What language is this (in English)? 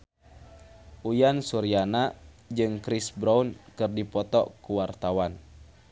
Sundanese